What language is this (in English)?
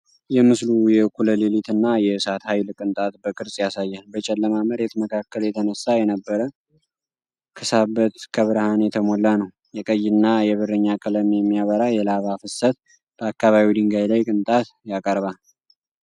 Amharic